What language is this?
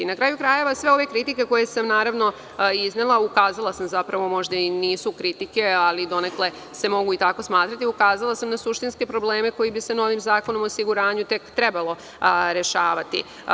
Serbian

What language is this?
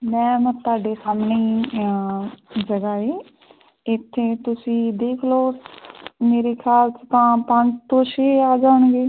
Punjabi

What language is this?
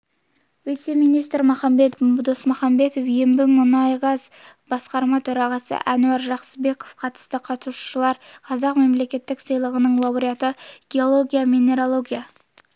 Kazakh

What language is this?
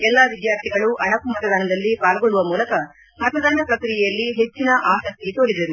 Kannada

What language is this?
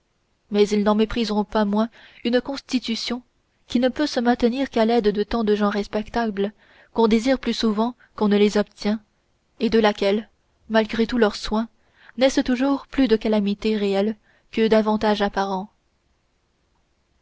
French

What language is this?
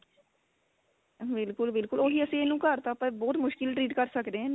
Punjabi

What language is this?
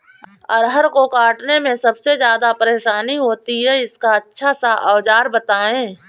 Hindi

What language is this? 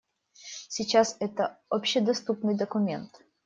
Russian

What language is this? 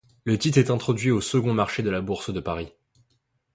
French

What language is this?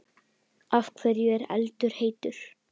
Icelandic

